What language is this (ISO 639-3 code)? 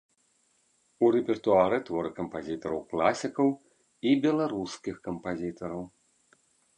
bel